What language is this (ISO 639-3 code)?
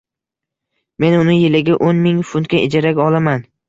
uzb